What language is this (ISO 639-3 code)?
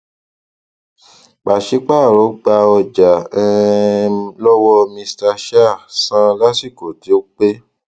yor